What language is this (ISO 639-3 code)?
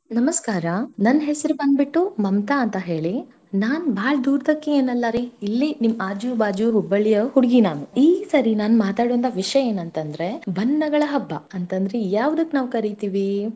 kan